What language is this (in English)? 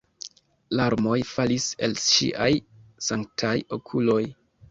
Esperanto